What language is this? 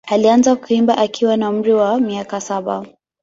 Swahili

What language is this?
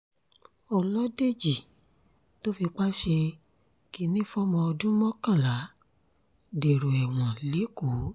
Yoruba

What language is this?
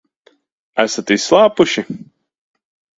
Latvian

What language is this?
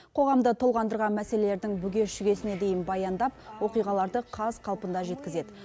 Kazakh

